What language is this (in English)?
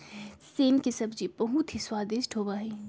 Magahi